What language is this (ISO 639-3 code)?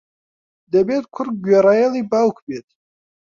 ckb